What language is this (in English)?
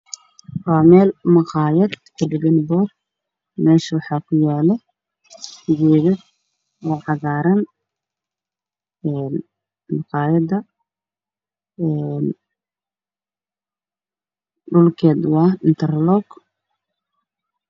Somali